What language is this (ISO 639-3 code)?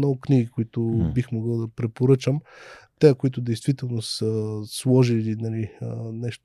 bul